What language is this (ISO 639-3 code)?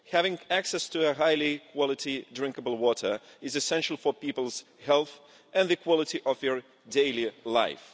eng